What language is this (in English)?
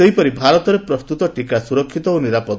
Odia